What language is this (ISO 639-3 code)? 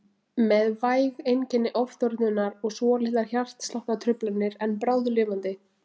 isl